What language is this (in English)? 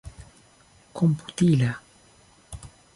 Esperanto